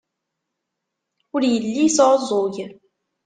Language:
Kabyle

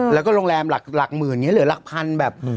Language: Thai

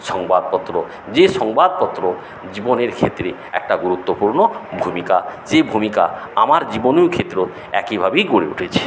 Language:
Bangla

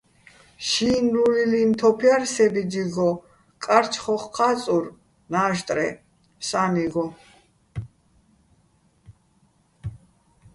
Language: Bats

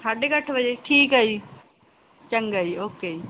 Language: Punjabi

